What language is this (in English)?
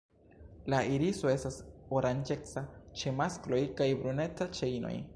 Esperanto